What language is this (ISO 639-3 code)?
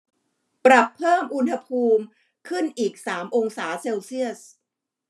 tha